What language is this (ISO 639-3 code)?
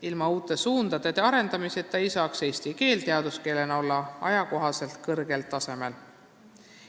est